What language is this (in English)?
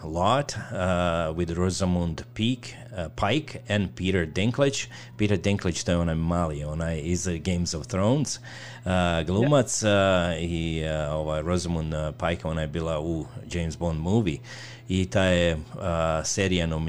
Croatian